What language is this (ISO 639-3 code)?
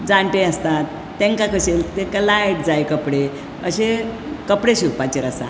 kok